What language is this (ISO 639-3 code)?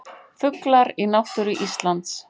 isl